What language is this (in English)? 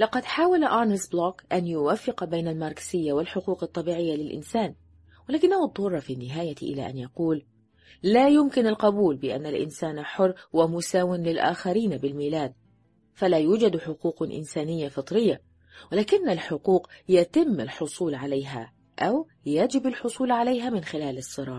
Arabic